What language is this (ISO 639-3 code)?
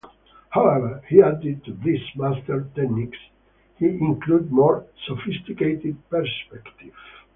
eng